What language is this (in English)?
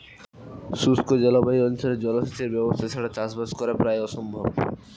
Bangla